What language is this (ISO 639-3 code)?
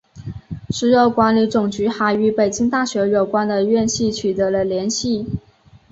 zho